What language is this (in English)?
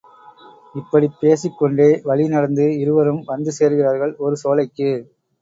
Tamil